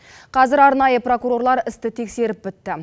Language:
Kazakh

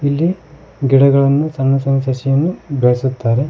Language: Kannada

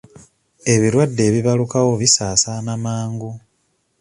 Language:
Ganda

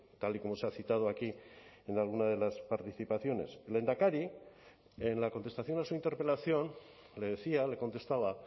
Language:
Spanish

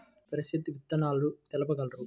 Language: Telugu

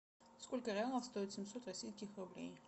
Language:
Russian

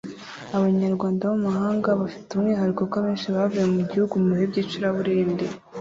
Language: Kinyarwanda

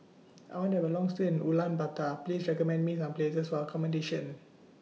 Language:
English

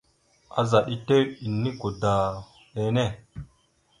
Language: Mada (Cameroon)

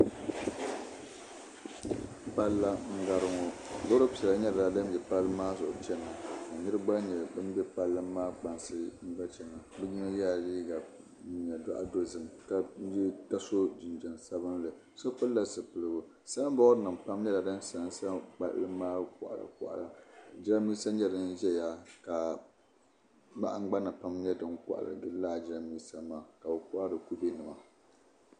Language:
Dagbani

